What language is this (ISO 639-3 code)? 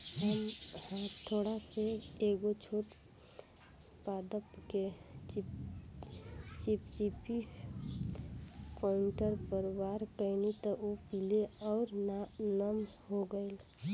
bho